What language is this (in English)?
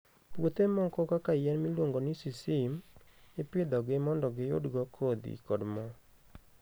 Luo (Kenya and Tanzania)